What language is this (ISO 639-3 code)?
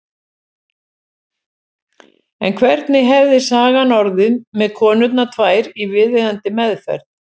isl